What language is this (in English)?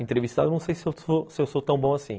Portuguese